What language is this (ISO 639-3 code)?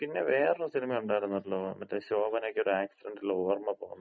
mal